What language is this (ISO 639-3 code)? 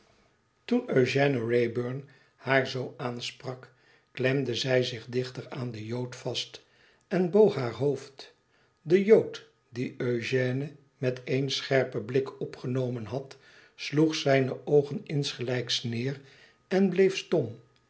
nld